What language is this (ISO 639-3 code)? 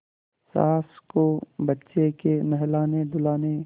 hin